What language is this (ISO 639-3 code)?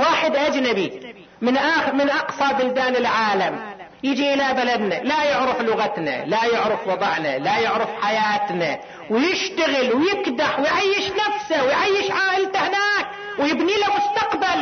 ara